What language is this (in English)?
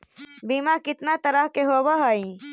Magahi